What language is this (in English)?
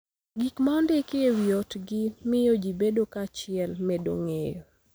Luo (Kenya and Tanzania)